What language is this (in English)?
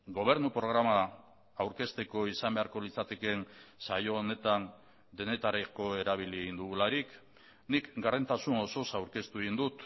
Basque